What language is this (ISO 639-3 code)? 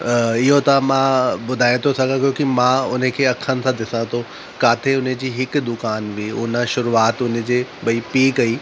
snd